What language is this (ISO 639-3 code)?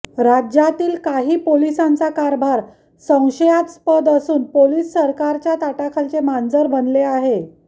mar